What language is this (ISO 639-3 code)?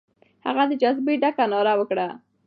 pus